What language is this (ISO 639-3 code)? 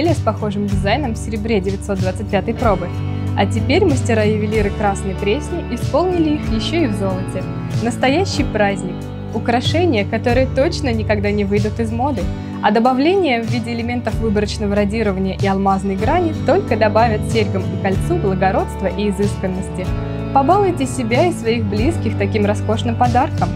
rus